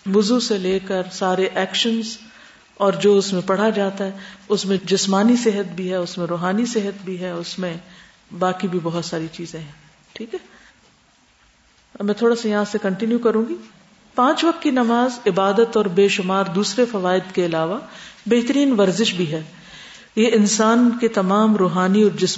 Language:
Urdu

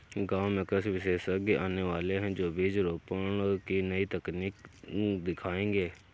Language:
Hindi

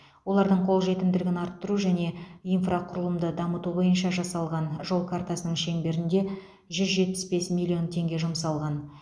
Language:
Kazakh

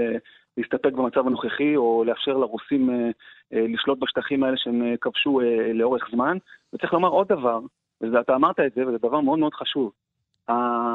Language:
Hebrew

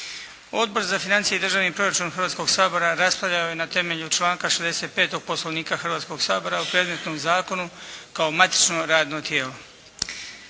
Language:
Croatian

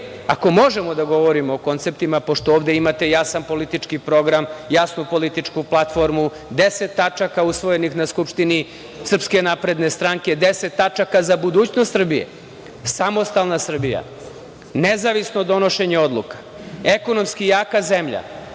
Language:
Serbian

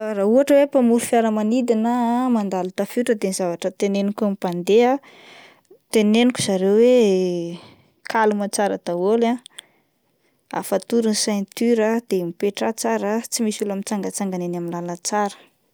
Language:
Malagasy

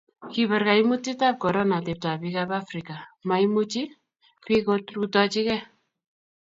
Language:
Kalenjin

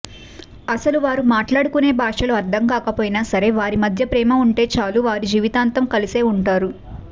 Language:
Telugu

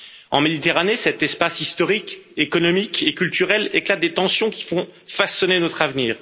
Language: French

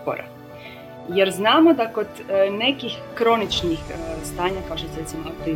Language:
Croatian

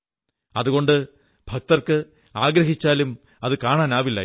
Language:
Malayalam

